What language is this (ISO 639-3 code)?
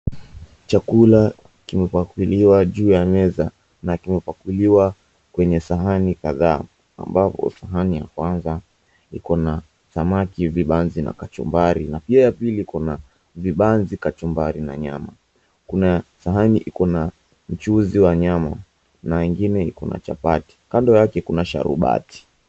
swa